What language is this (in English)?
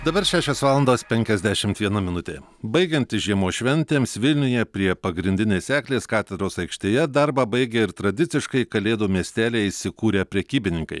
Lithuanian